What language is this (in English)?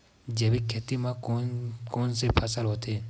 Chhattisgarhi